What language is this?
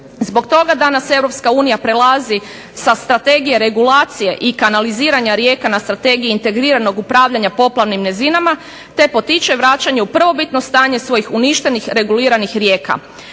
Croatian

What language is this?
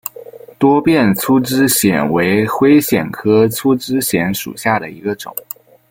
Chinese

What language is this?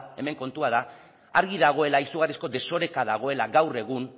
Basque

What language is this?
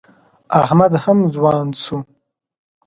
Pashto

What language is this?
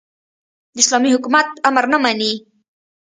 Pashto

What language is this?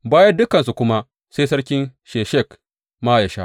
Hausa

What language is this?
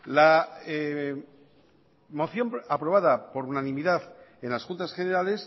Spanish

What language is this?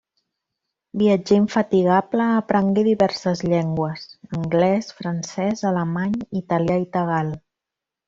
Catalan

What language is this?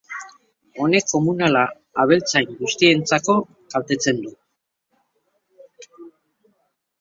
Basque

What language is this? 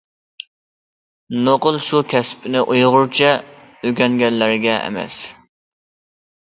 Uyghur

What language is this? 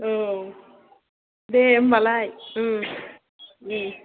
Bodo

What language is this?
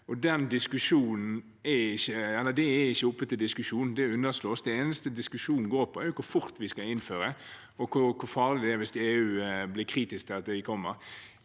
Norwegian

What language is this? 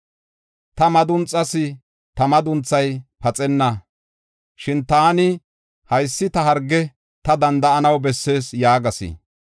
Gofa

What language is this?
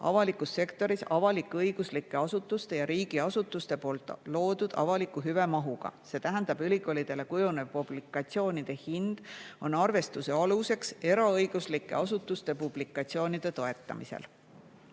Estonian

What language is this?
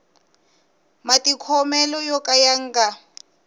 Tsonga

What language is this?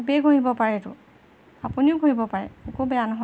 Assamese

